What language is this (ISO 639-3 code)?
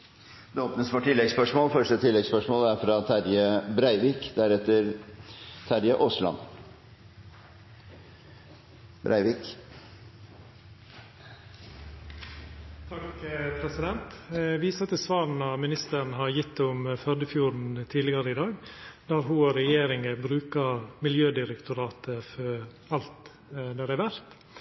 nor